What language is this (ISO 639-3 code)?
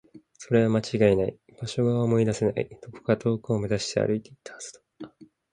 jpn